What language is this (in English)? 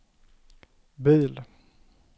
Swedish